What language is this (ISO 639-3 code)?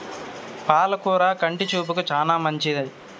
tel